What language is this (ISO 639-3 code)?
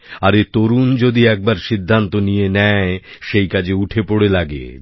ben